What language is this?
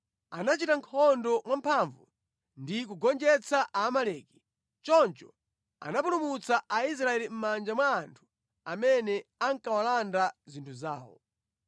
Nyanja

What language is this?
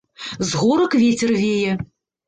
Belarusian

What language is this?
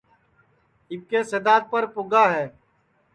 Sansi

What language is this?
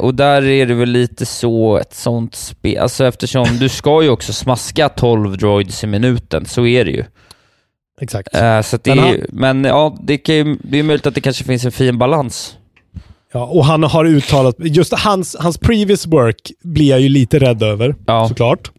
Swedish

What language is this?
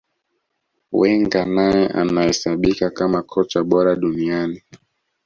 Swahili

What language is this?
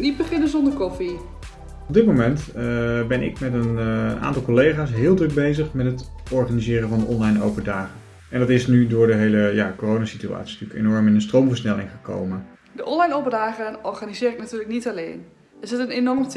Dutch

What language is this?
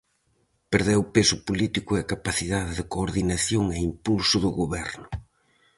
Galician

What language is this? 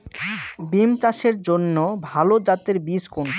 Bangla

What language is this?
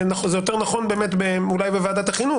Hebrew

